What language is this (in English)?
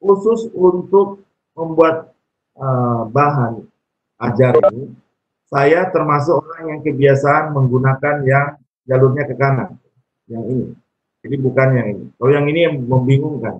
Indonesian